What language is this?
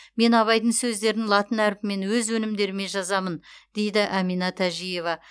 Kazakh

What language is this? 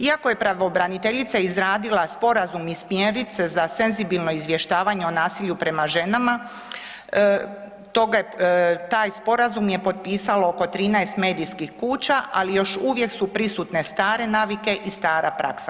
Croatian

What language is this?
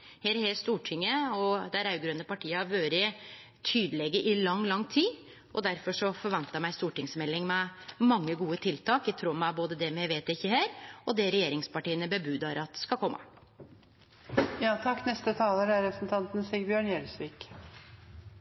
Norwegian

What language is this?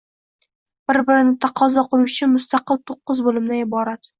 Uzbek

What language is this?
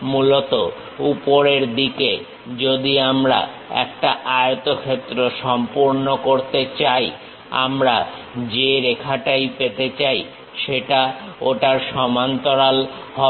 Bangla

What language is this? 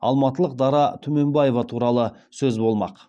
Kazakh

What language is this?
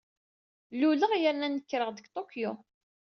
Kabyle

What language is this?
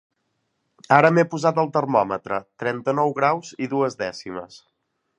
Catalan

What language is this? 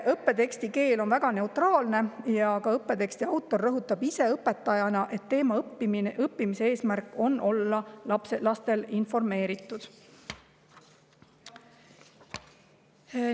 Estonian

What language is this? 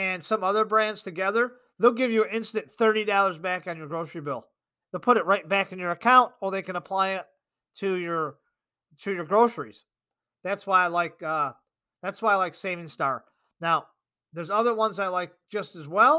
English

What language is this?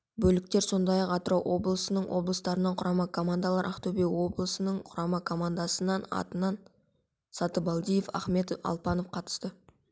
Kazakh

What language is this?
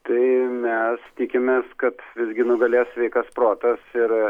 Lithuanian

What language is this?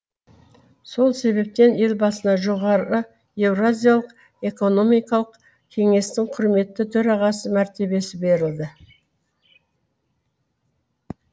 Kazakh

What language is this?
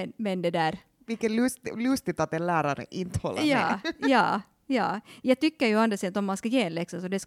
Swedish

